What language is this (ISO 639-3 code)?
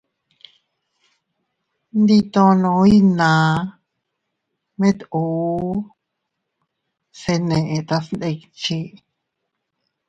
cut